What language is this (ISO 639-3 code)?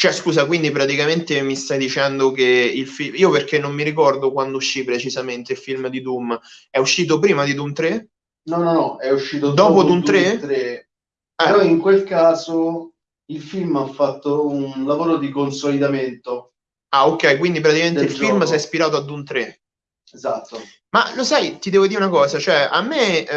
ita